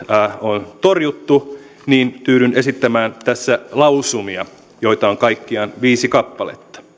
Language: Finnish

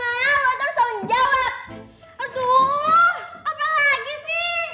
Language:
Indonesian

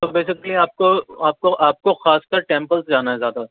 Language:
Urdu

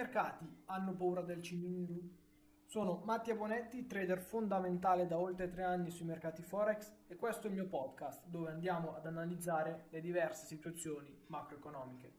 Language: Italian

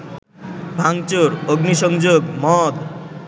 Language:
Bangla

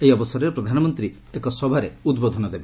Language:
Odia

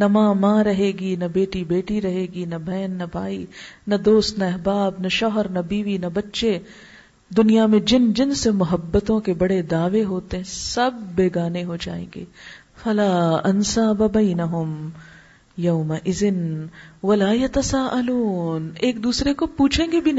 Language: Urdu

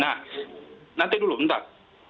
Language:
Indonesian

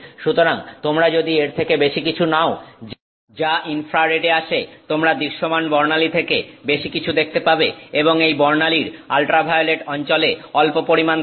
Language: Bangla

